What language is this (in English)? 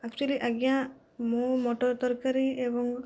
Odia